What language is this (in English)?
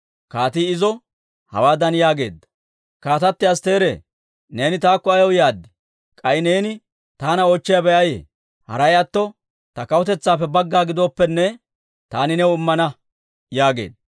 Dawro